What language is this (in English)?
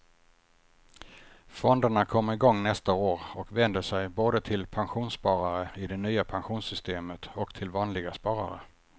Swedish